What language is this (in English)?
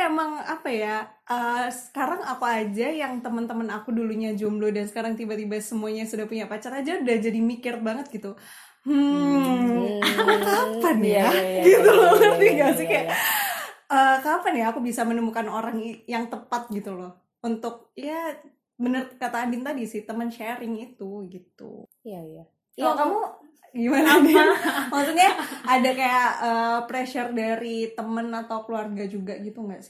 Indonesian